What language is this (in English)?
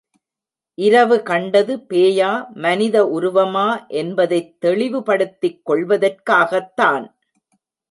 Tamil